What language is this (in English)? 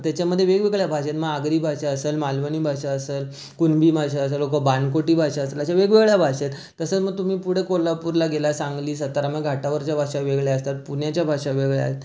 Marathi